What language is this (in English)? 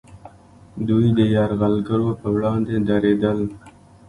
Pashto